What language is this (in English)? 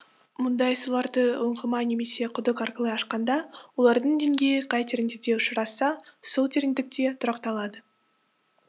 Kazakh